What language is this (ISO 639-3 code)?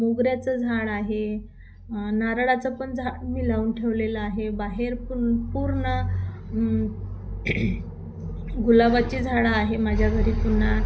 mar